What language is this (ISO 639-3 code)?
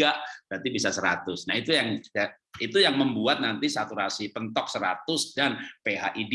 ind